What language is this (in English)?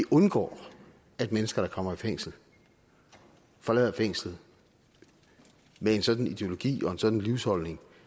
Danish